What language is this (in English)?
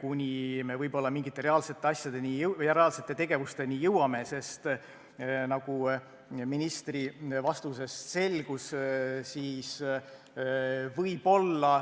Estonian